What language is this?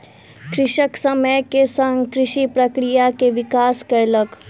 Maithili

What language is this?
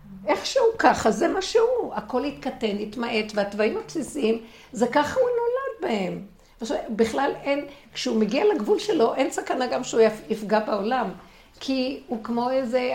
Hebrew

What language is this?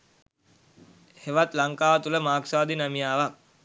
Sinhala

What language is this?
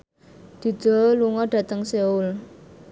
Javanese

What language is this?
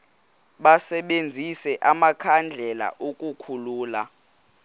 Xhosa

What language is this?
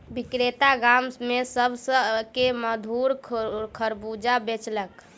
Maithili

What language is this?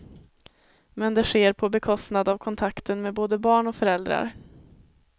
Swedish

